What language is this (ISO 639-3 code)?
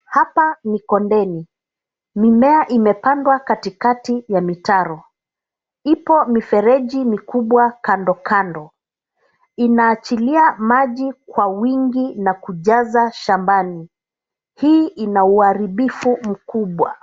swa